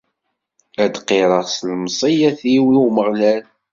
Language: Kabyle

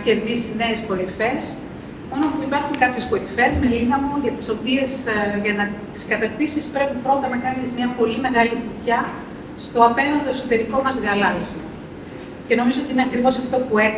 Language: Greek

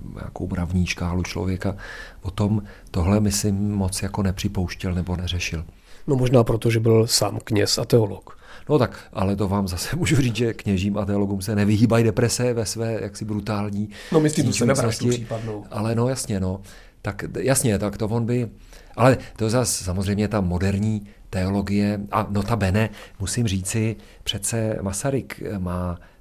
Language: Czech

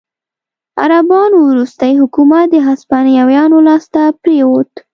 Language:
Pashto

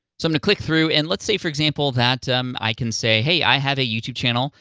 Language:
English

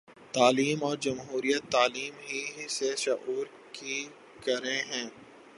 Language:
Urdu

